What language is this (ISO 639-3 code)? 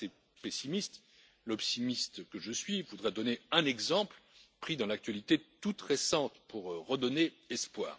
fra